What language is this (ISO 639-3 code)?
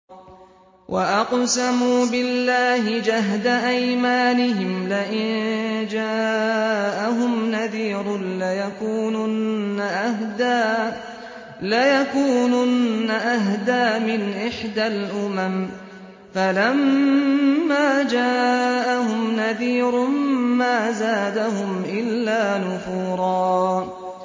ara